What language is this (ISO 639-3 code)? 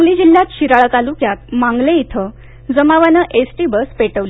mar